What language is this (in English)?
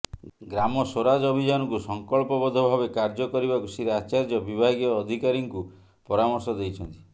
Odia